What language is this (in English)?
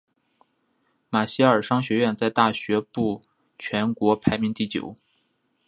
Chinese